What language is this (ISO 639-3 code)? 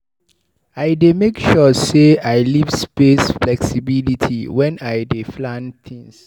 pcm